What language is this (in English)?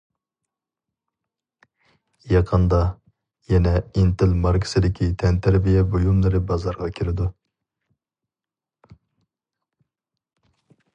Uyghur